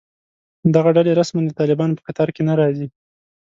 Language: Pashto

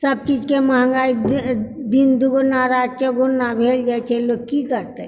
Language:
Maithili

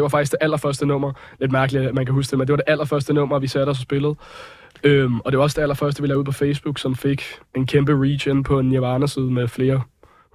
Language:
Danish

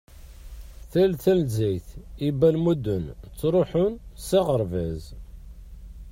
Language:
Kabyle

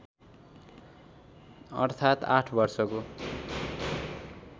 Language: Nepali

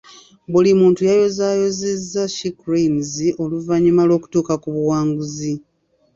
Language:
Ganda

